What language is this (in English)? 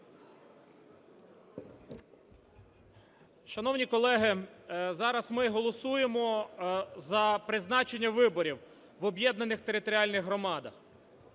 Ukrainian